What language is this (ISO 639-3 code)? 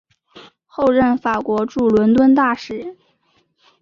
zho